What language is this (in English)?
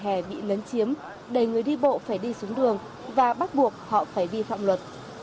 Vietnamese